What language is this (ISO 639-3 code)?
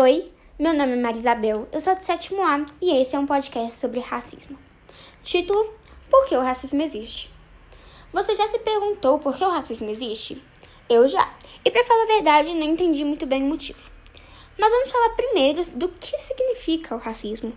por